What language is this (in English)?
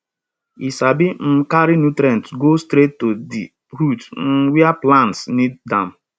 Nigerian Pidgin